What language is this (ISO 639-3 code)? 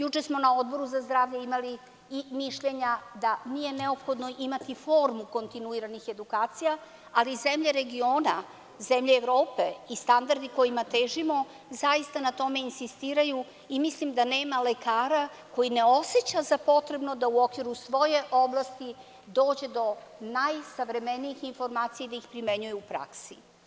srp